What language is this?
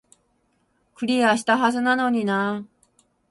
Japanese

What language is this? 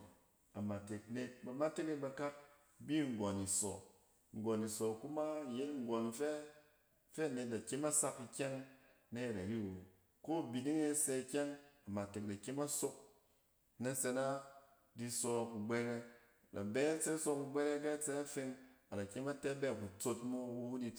Cen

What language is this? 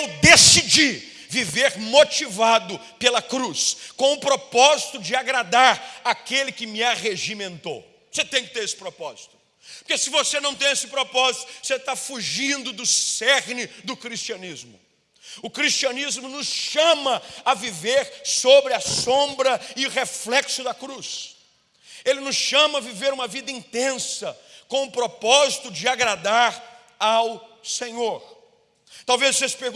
Portuguese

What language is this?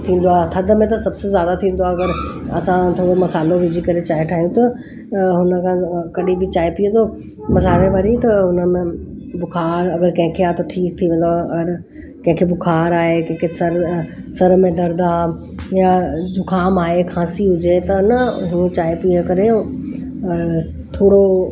Sindhi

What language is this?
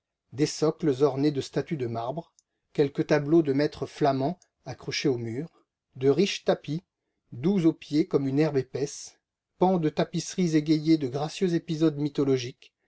French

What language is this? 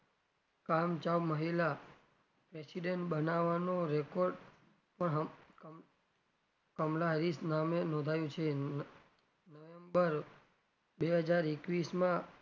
Gujarati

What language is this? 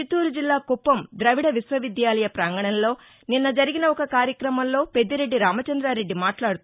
Telugu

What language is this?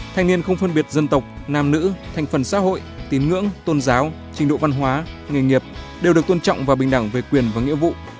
Vietnamese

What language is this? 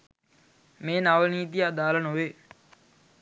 Sinhala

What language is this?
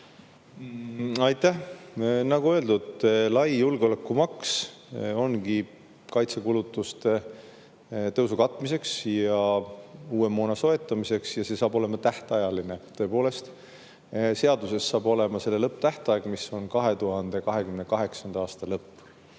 Estonian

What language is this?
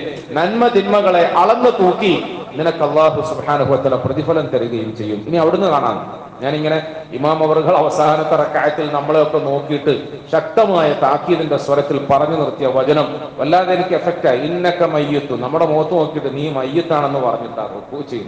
Malayalam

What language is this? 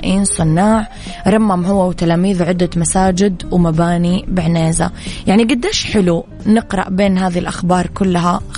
Arabic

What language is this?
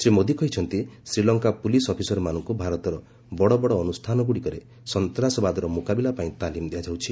Odia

